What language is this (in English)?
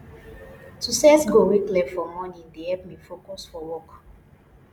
Nigerian Pidgin